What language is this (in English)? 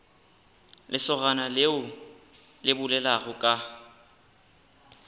Northern Sotho